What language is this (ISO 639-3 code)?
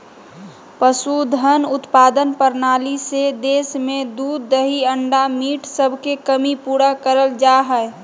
mag